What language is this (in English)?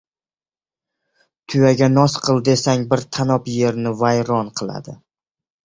Uzbek